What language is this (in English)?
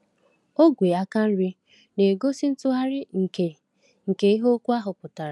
Igbo